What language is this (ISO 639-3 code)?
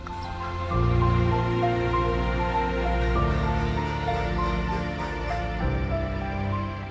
ind